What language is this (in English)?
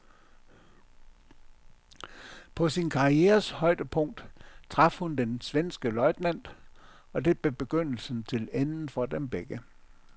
Danish